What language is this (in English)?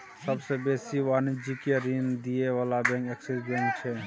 Maithili